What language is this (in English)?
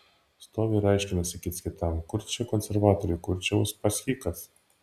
Lithuanian